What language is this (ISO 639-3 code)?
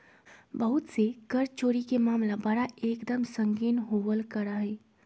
mag